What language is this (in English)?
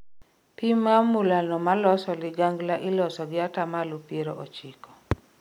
Luo (Kenya and Tanzania)